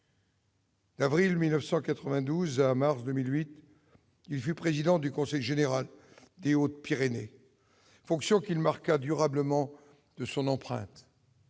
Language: French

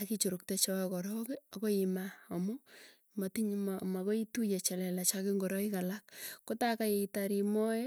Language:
Tugen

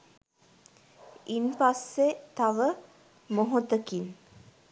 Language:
Sinhala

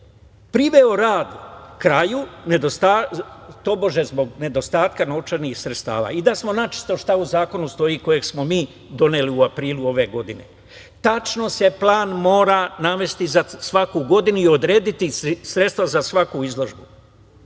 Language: Serbian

